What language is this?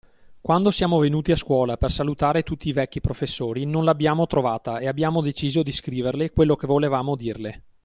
Italian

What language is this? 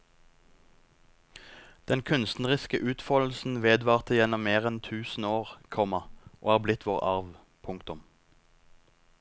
Norwegian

